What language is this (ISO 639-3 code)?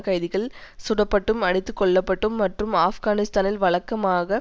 tam